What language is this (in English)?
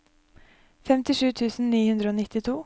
Norwegian